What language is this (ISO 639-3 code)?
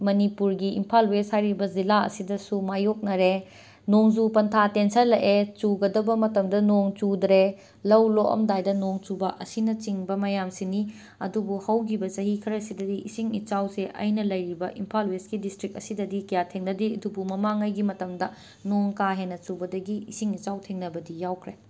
mni